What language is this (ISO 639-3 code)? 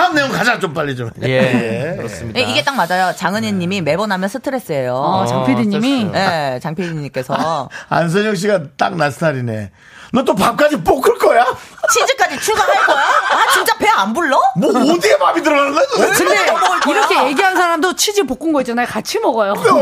kor